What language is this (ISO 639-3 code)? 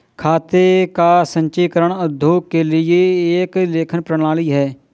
hin